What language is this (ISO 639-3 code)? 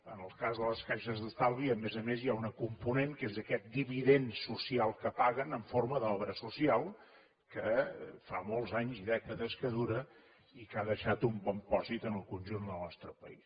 cat